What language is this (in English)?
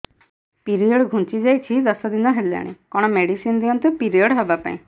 Odia